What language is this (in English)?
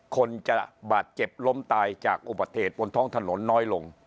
Thai